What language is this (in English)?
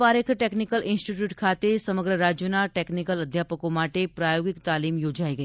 Gujarati